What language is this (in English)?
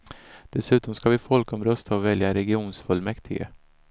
Swedish